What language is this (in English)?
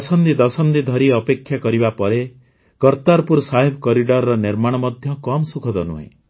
Odia